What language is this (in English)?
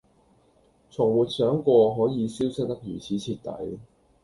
Cantonese